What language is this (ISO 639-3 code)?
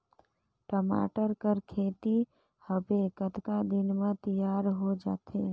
hne